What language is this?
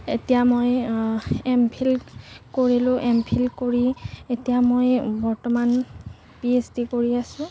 Assamese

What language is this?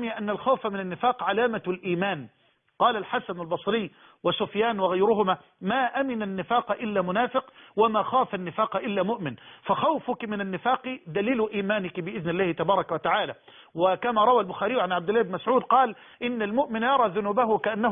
Arabic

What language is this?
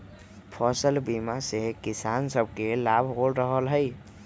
Magahi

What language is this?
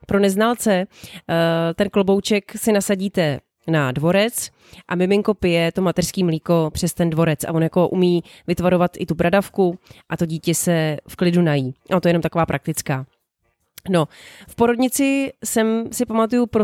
Czech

